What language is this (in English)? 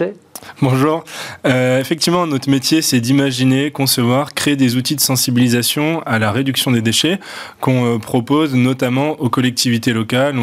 French